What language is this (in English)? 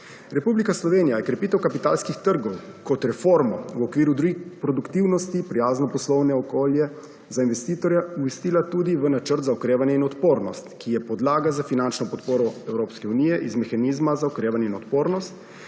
Slovenian